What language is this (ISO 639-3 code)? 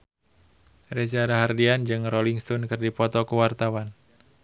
sun